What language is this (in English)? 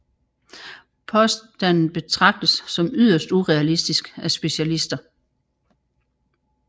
Danish